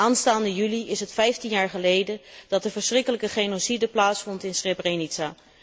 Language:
Dutch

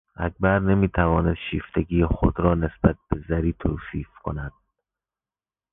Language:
Persian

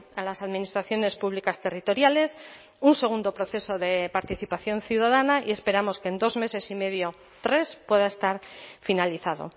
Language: Spanish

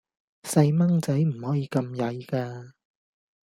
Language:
Cantonese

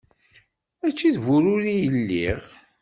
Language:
Kabyle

